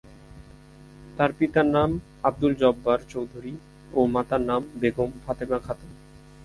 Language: Bangla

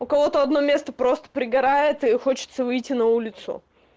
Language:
Russian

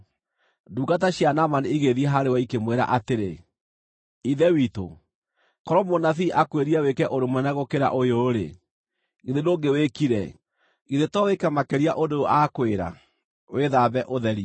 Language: Kikuyu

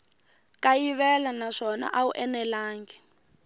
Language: Tsonga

